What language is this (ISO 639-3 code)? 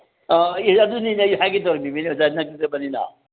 mni